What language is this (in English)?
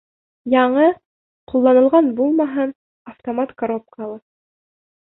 Bashkir